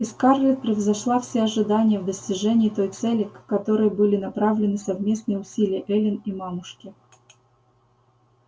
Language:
Russian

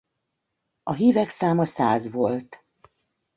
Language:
Hungarian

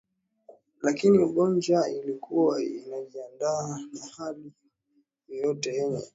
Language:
Swahili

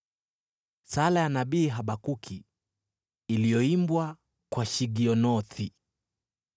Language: Swahili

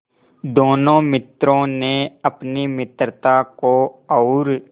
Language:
Hindi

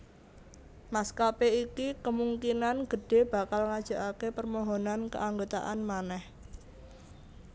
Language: Javanese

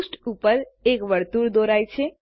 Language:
Gujarati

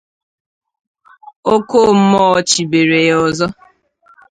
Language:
Igbo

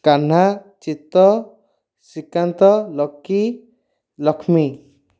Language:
Odia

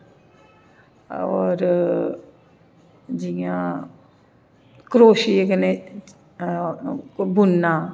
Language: Dogri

